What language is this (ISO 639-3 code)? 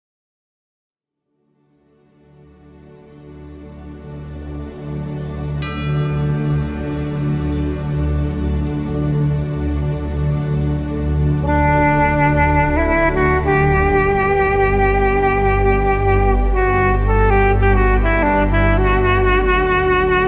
ron